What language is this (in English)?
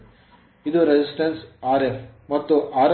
Kannada